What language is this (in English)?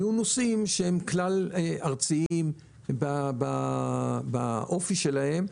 Hebrew